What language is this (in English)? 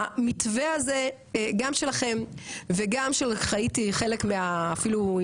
Hebrew